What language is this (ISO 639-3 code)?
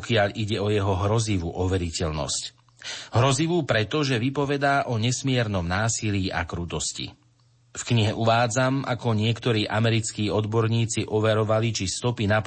slk